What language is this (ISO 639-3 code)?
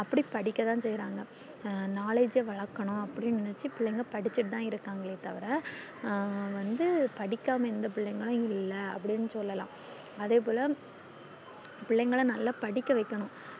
tam